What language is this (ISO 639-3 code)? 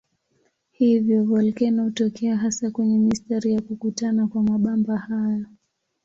swa